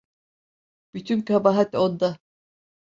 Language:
Turkish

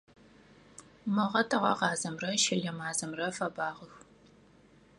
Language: Adyghe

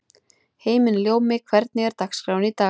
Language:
Icelandic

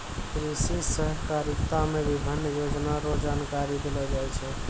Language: Maithili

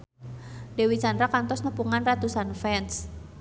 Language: Sundanese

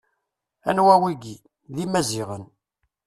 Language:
Kabyle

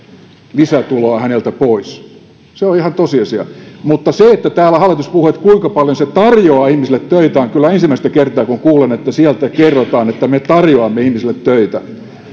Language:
Finnish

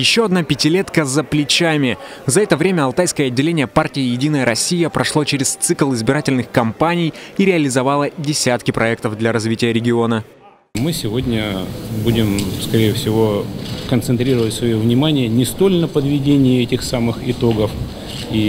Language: Russian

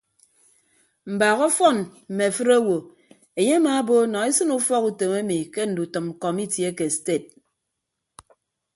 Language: Ibibio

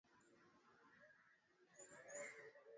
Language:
Swahili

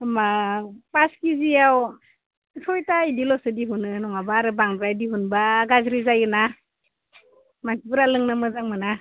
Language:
Bodo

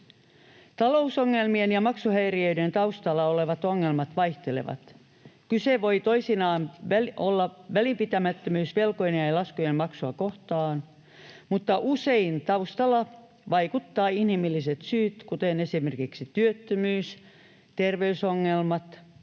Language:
Finnish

